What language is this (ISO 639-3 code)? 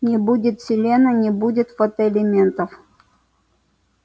rus